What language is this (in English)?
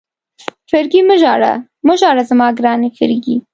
Pashto